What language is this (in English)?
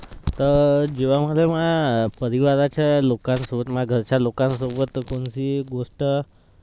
Marathi